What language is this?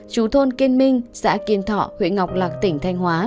Vietnamese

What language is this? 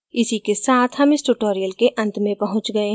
Hindi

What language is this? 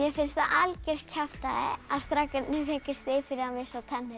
Icelandic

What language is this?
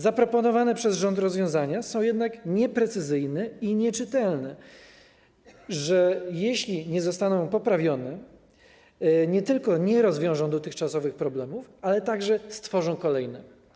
Polish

